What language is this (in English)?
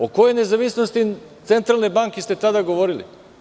Serbian